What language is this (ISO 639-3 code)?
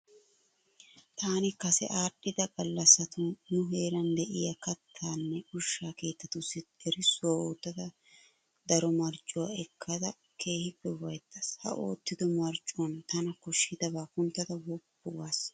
wal